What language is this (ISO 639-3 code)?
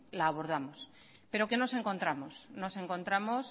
spa